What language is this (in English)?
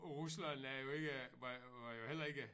Danish